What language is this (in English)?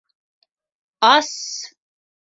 Bashkir